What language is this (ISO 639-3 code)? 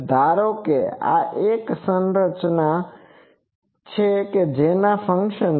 guj